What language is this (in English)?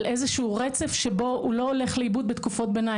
Hebrew